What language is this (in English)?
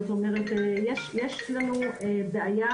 Hebrew